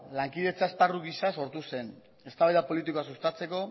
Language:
Basque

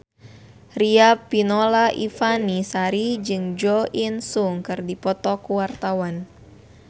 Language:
Sundanese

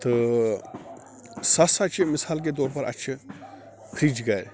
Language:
Kashmiri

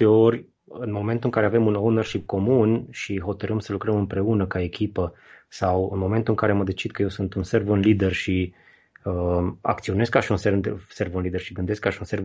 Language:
Romanian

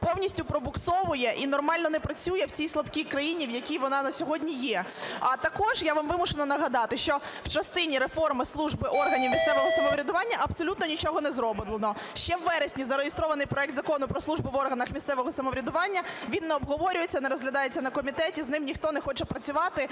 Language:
Ukrainian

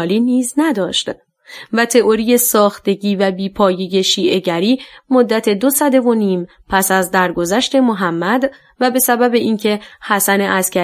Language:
Persian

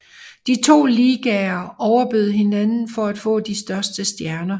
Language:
Danish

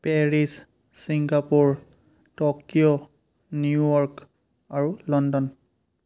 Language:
Assamese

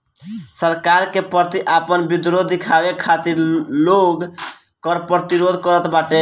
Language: Bhojpuri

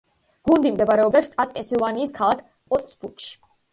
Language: Georgian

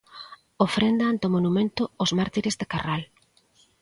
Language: Galician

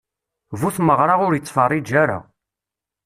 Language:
Kabyle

